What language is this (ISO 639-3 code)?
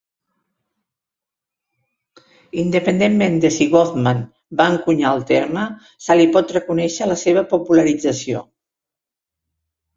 cat